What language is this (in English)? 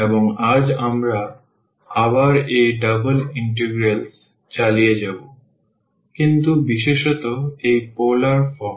Bangla